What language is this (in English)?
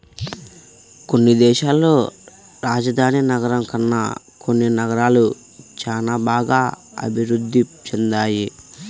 Telugu